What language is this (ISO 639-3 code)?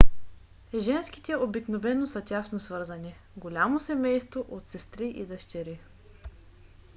bul